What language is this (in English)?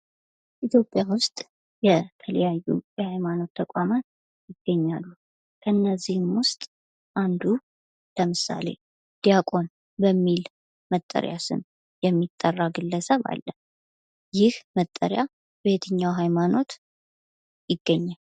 Amharic